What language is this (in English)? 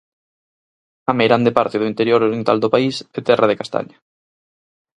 Galician